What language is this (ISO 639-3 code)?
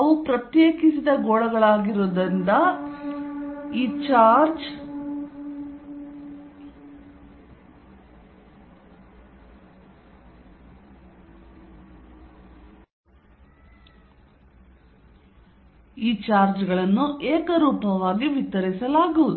kan